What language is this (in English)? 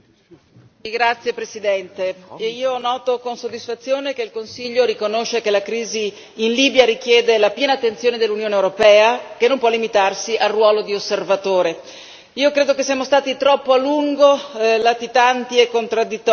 Italian